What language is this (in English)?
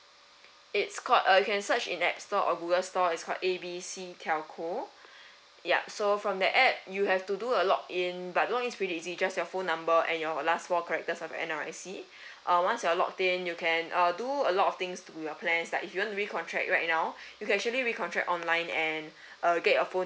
English